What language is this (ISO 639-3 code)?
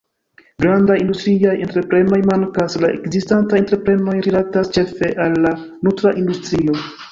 epo